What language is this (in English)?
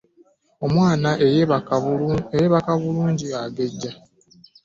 Ganda